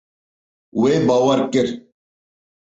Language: Kurdish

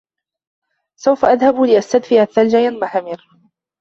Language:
Arabic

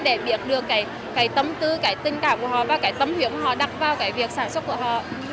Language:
Vietnamese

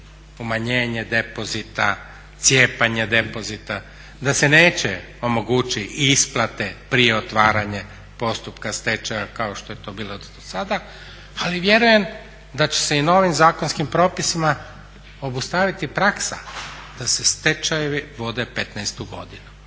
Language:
Croatian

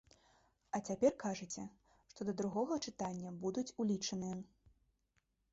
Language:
Belarusian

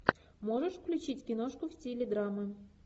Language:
Russian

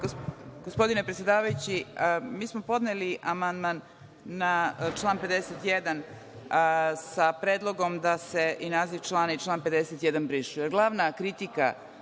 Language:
Serbian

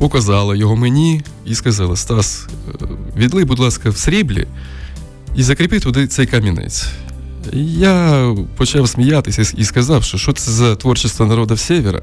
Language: Ukrainian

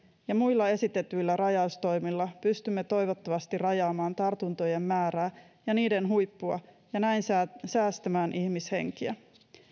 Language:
Finnish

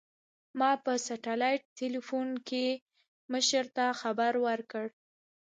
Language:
Pashto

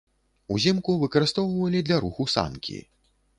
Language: Belarusian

